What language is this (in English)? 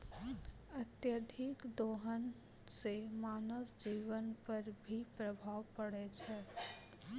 Maithili